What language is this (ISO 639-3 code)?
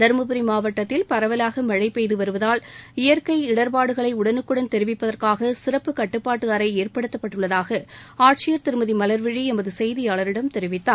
tam